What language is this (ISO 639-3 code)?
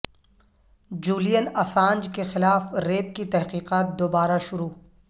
urd